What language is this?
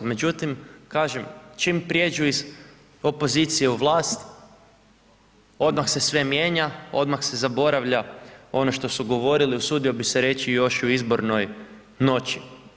Croatian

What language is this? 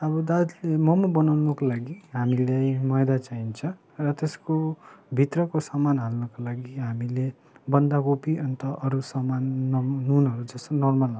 Nepali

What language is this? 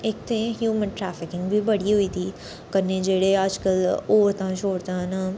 Dogri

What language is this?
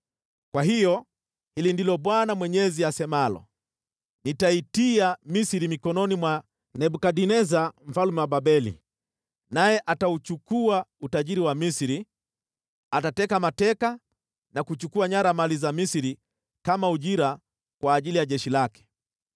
Swahili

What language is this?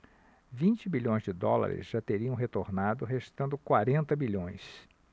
Portuguese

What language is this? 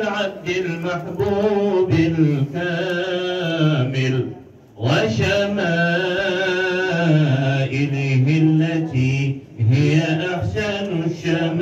Arabic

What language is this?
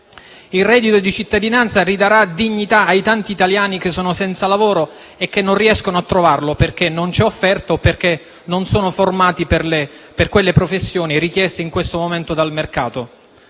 Italian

